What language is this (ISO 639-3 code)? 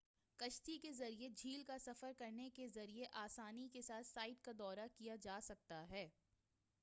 urd